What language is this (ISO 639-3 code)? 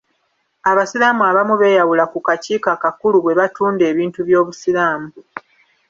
lug